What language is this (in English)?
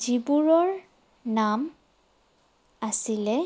Assamese